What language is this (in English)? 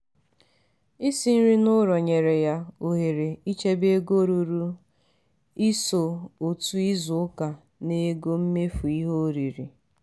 Igbo